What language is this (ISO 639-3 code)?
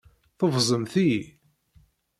kab